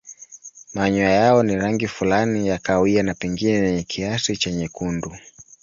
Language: Swahili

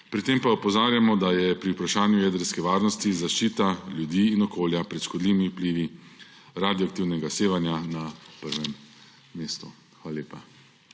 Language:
Slovenian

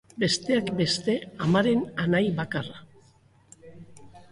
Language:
Basque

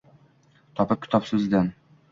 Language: Uzbek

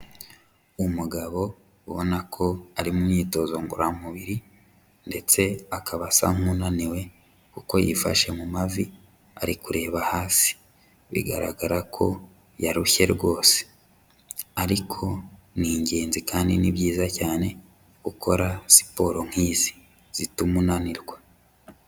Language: Kinyarwanda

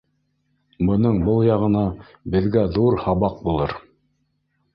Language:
Bashkir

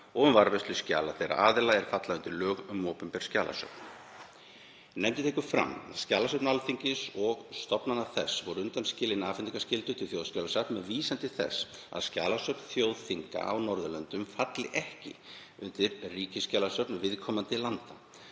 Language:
Icelandic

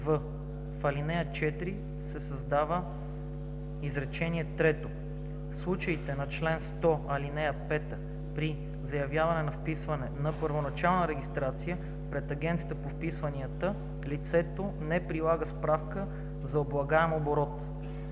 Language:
Bulgarian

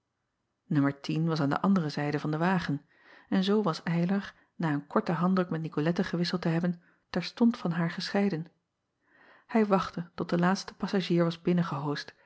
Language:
Dutch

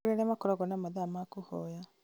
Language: Kikuyu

